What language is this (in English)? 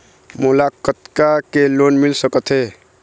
Chhattisgarhi